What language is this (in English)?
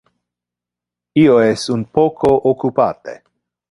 Interlingua